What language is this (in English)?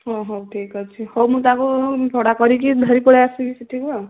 Odia